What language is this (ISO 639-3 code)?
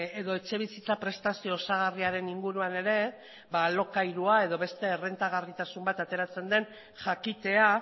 eus